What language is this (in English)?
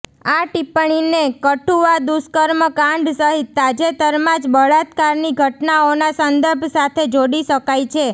Gujarati